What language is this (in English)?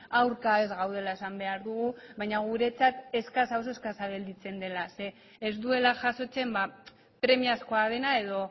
Basque